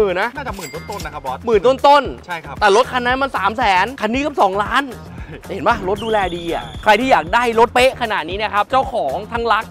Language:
Thai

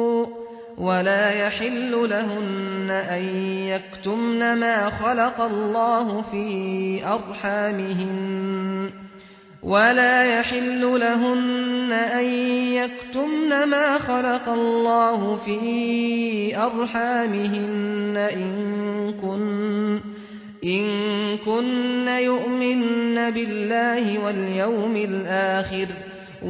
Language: Arabic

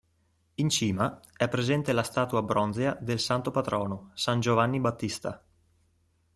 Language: Italian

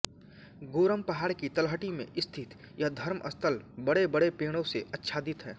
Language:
Hindi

